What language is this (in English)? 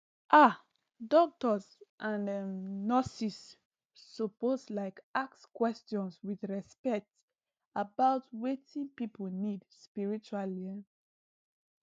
Nigerian Pidgin